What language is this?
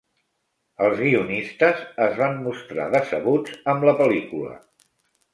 Catalan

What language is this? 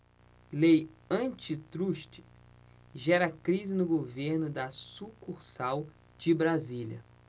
Portuguese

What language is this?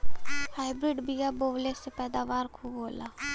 Bhojpuri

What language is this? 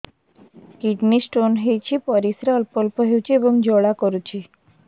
Odia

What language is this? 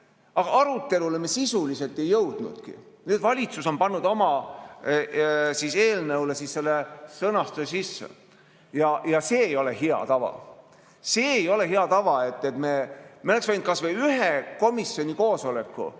Estonian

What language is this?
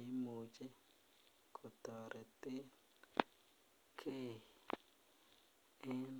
Kalenjin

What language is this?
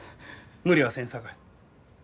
Japanese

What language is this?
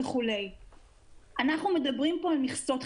Hebrew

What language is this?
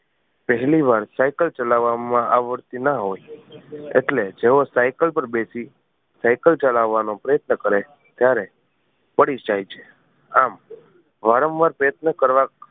Gujarati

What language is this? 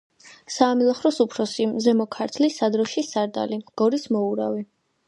Georgian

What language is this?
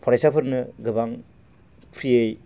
Bodo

